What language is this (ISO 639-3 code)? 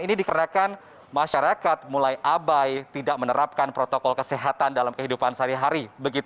ind